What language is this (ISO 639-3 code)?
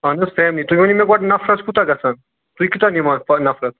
kas